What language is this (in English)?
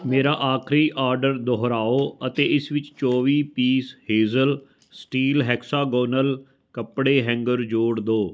Punjabi